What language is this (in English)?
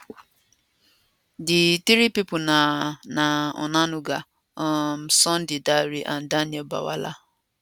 Nigerian Pidgin